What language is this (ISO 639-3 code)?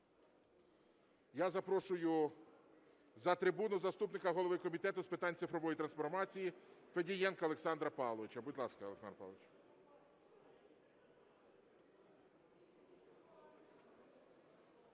ukr